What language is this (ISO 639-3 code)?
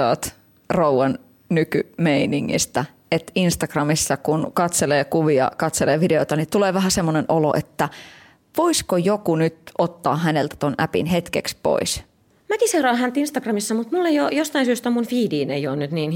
fin